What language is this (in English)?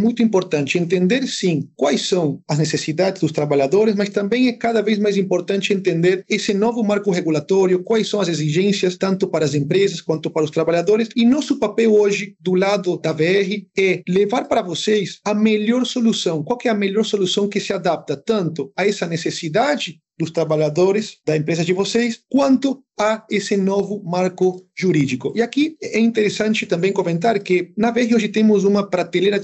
Portuguese